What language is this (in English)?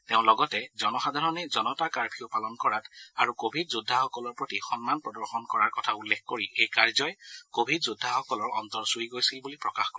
Assamese